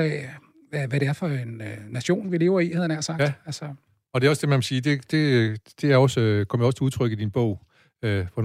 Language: Danish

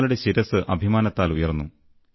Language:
Malayalam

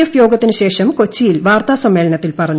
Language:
Malayalam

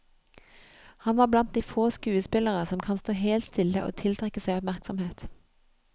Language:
Norwegian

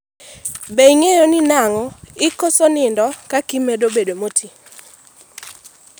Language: Luo (Kenya and Tanzania)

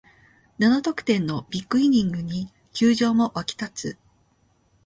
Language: Japanese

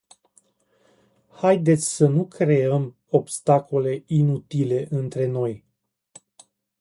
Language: Romanian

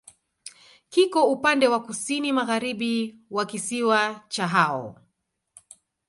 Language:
Swahili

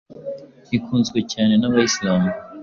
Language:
Kinyarwanda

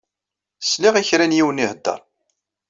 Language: Kabyle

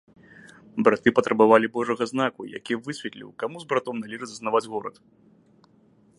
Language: Belarusian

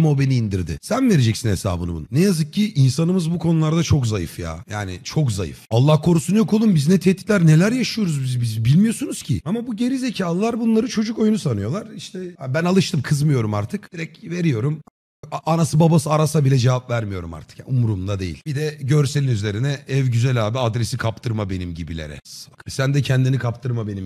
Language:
Turkish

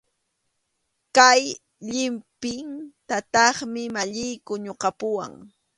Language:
Arequipa-La Unión Quechua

